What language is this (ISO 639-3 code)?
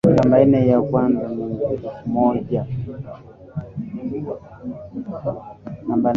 swa